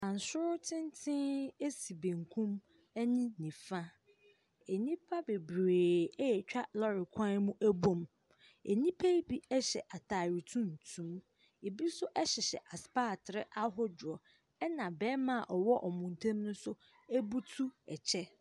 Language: Akan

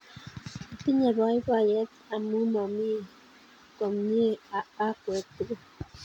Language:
Kalenjin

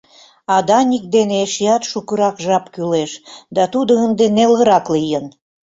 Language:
Mari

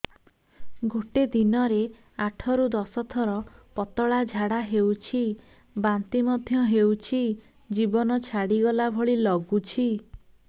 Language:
Odia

